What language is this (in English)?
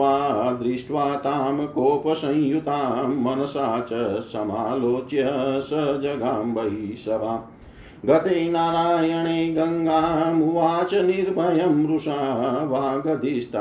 Hindi